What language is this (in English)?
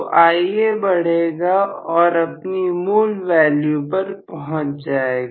Hindi